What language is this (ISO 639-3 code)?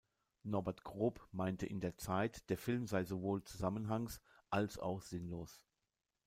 deu